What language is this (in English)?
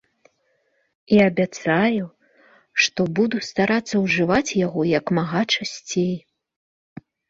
Belarusian